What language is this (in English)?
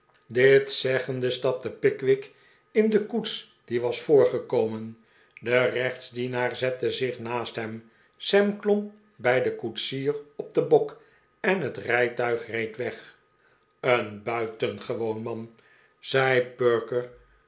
Dutch